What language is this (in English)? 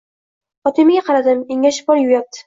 Uzbek